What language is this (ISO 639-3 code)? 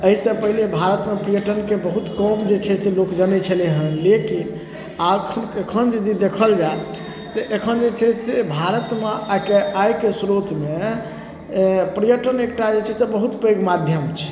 mai